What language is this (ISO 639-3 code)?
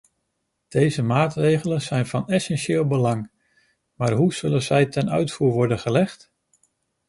nld